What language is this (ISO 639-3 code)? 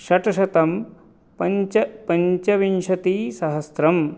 san